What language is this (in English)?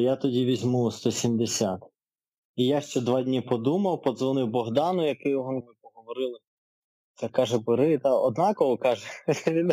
Ukrainian